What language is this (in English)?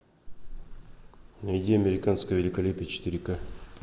Russian